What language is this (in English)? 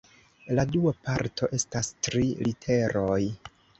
Esperanto